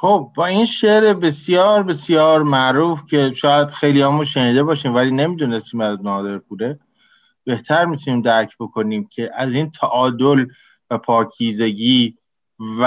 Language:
Persian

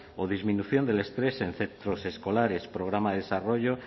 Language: Spanish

